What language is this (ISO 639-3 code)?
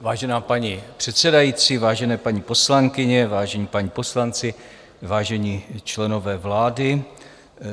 ces